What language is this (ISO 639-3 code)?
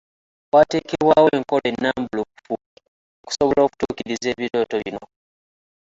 lug